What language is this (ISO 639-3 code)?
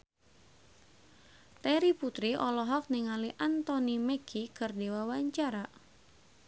sun